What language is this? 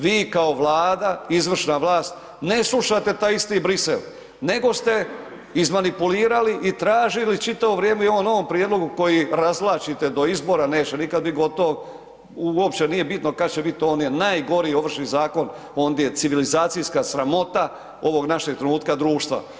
Croatian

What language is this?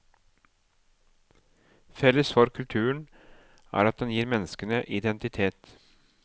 Norwegian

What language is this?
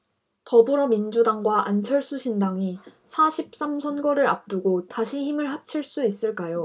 Korean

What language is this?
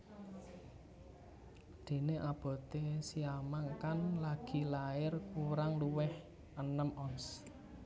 Javanese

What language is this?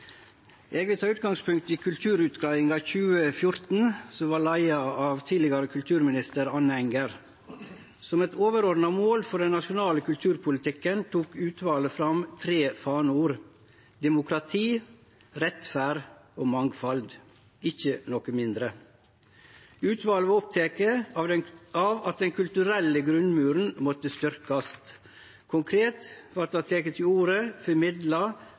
Norwegian Nynorsk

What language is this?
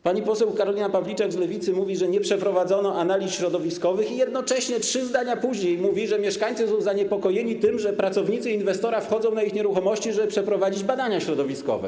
Polish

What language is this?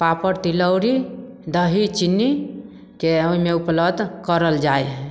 Maithili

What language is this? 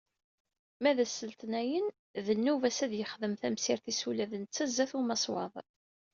Kabyle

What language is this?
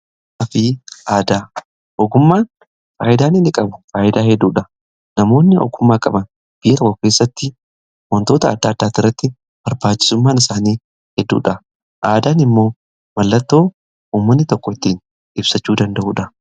Oromo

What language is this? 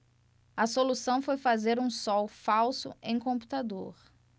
Portuguese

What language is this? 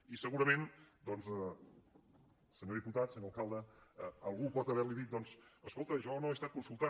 Catalan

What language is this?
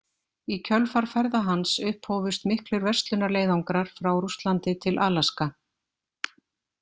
Icelandic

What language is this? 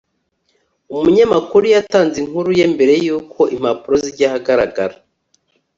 Kinyarwanda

